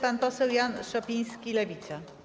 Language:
Polish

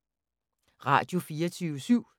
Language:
Danish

